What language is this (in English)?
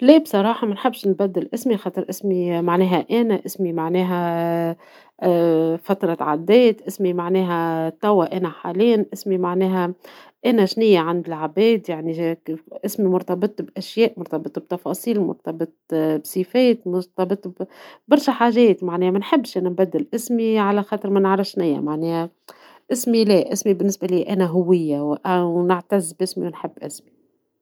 Tunisian Arabic